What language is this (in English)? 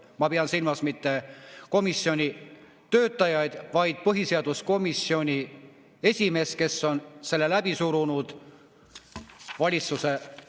Estonian